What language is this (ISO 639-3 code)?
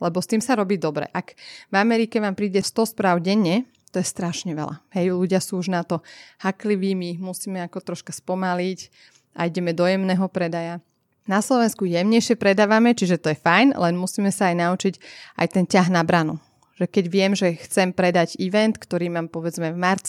slk